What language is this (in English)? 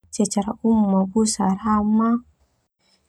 Termanu